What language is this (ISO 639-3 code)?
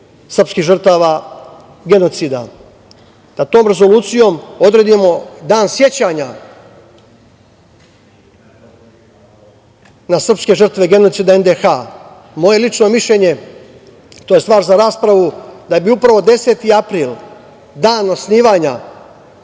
srp